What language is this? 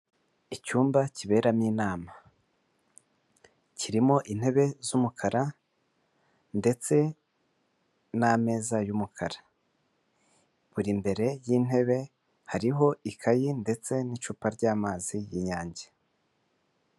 Kinyarwanda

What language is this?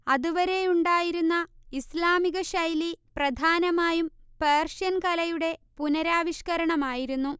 Malayalam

